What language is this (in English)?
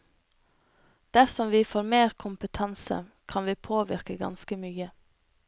Norwegian